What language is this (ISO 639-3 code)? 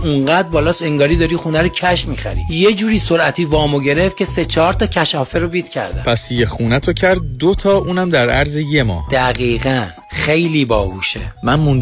fas